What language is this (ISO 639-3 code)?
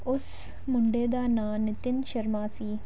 pan